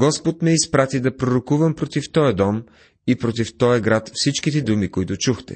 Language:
Bulgarian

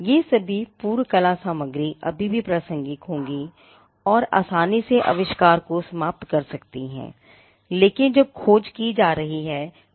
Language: Hindi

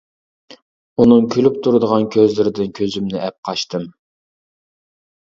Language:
Uyghur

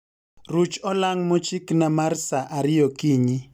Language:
Luo (Kenya and Tanzania)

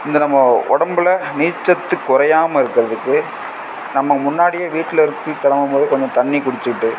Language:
Tamil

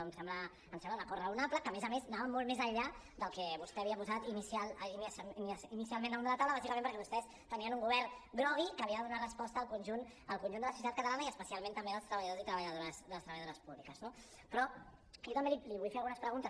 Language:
Catalan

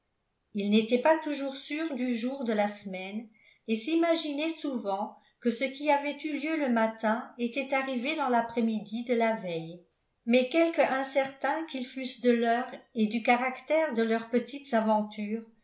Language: French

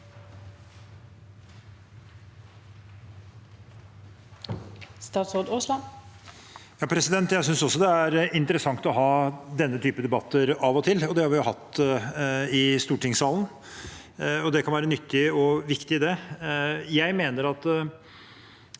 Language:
Norwegian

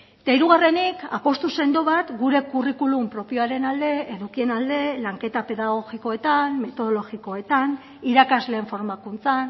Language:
Basque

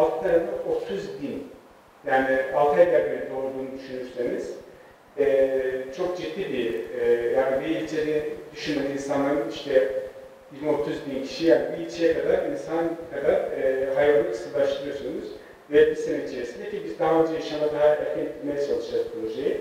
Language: Turkish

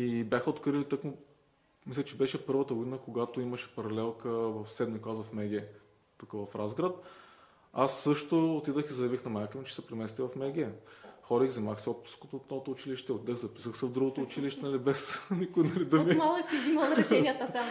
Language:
Bulgarian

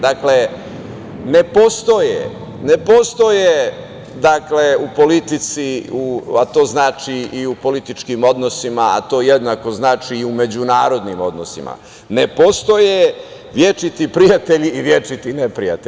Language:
Serbian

